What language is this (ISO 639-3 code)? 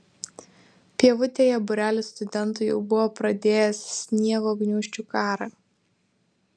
lit